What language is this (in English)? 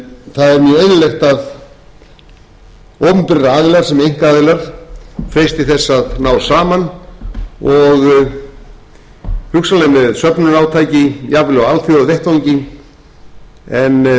Icelandic